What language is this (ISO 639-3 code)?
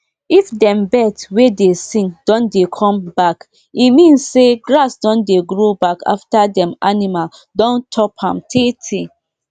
pcm